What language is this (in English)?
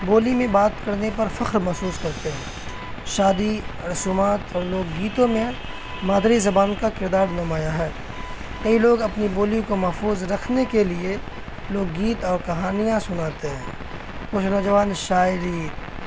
Urdu